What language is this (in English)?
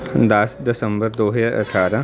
Punjabi